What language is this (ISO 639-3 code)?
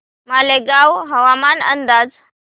mar